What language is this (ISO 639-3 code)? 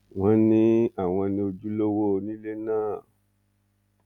yor